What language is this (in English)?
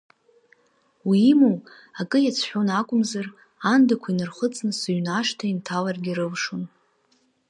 Abkhazian